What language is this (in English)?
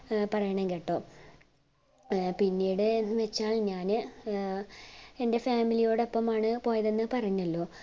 Malayalam